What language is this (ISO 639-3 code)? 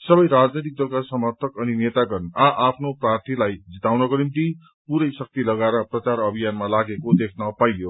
nep